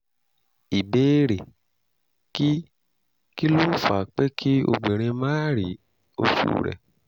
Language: Yoruba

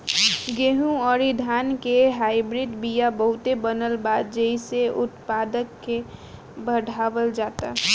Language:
Bhojpuri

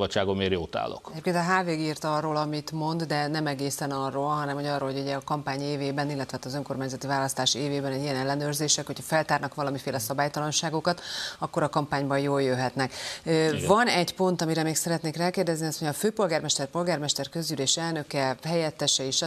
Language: Hungarian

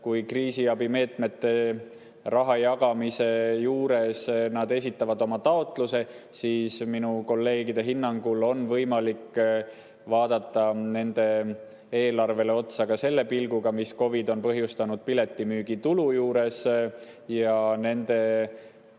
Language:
Estonian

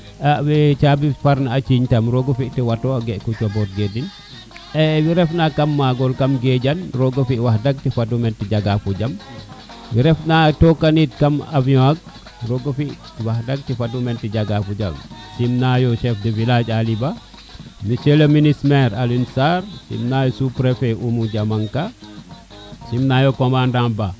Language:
Serer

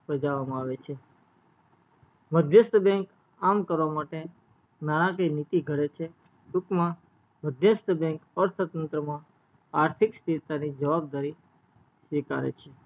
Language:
Gujarati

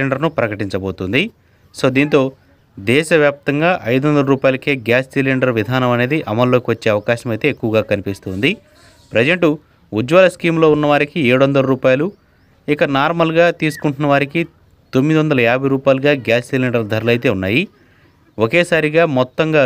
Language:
Telugu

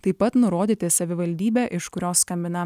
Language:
Lithuanian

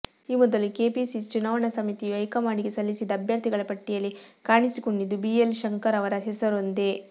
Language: Kannada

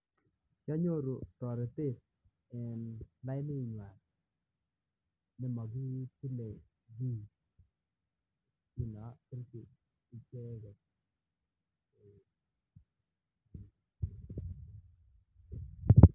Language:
Kalenjin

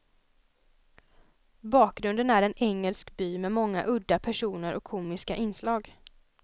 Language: Swedish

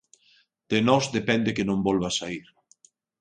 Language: Galician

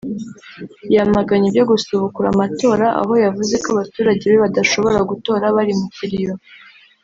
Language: Kinyarwanda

